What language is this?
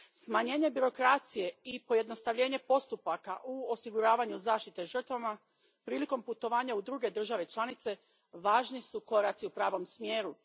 Croatian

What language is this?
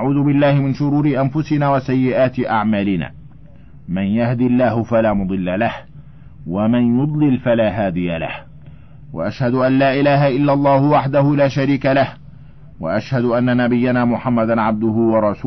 Arabic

